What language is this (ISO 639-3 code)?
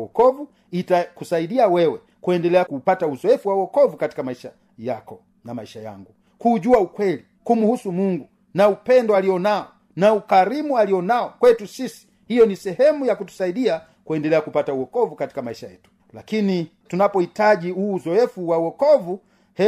swa